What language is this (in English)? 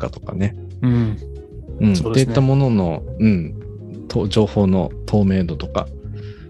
Japanese